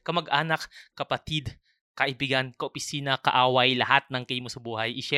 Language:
Filipino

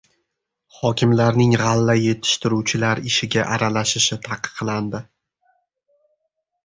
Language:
Uzbek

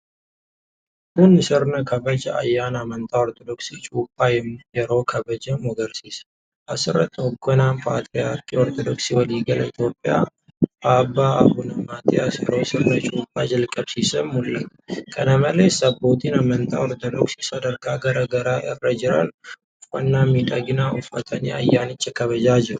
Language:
Oromo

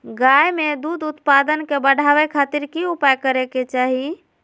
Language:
Magahi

